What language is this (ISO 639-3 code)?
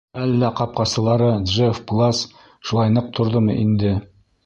bak